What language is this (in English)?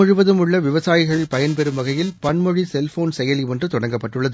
Tamil